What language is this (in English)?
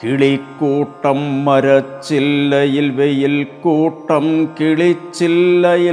Malayalam